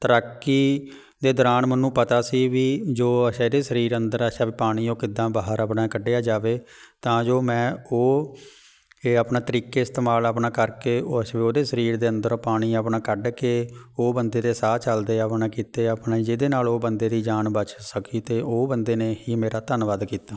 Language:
Punjabi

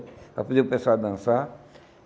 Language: Portuguese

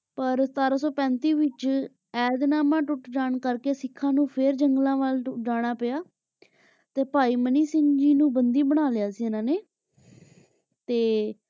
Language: Punjabi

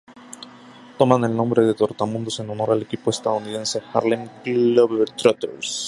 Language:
Spanish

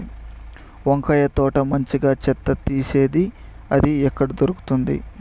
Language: Telugu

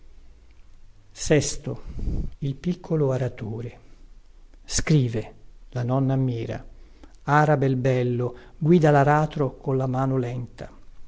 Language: Italian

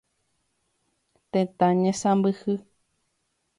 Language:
Guarani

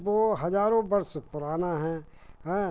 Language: Hindi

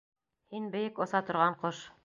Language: Bashkir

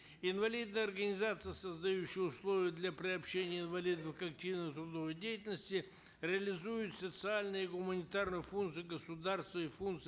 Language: Kazakh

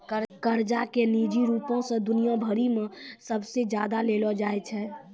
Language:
Maithili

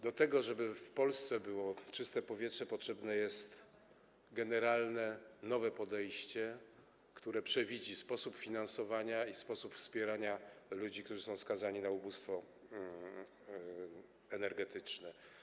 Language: Polish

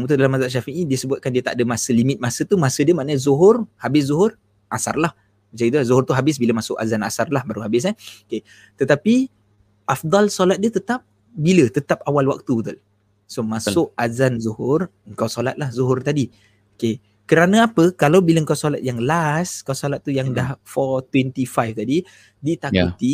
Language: Malay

